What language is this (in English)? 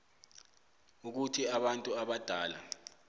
South Ndebele